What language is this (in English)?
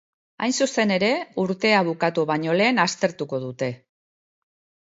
Basque